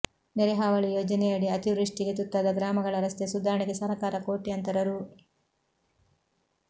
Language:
Kannada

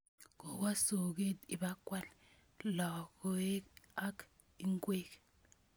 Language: Kalenjin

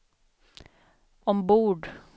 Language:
Swedish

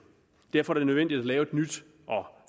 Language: Danish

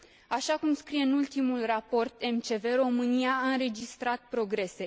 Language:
Romanian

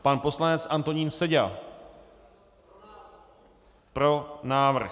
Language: Czech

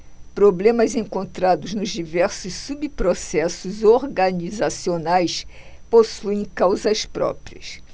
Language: Portuguese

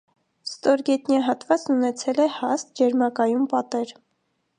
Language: Armenian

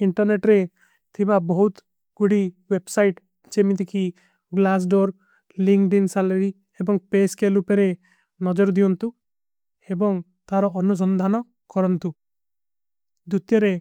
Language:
Kui (India)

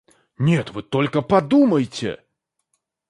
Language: Russian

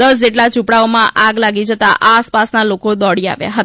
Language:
Gujarati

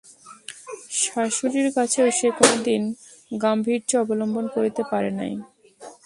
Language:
Bangla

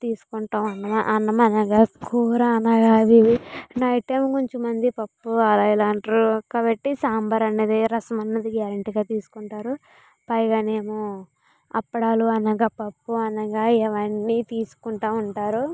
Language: Telugu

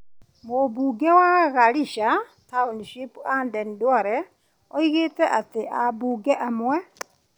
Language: Kikuyu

